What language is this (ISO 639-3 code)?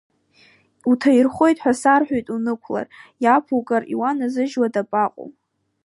abk